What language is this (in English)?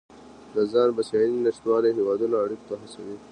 Pashto